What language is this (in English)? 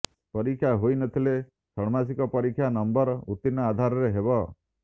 Odia